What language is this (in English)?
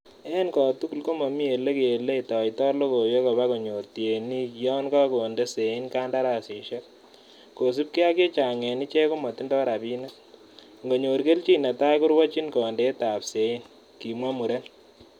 Kalenjin